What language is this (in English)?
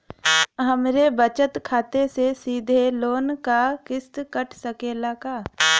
Bhojpuri